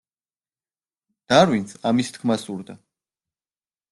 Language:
Georgian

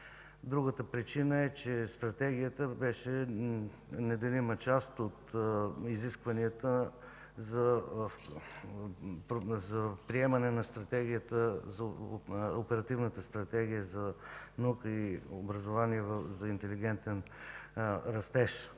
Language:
Bulgarian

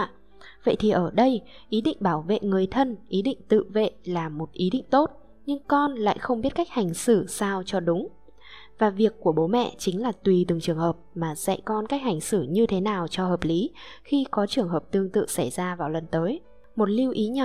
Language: Vietnamese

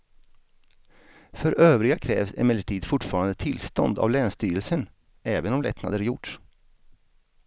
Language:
Swedish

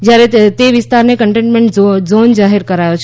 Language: Gujarati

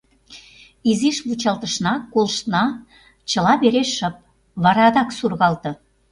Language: Mari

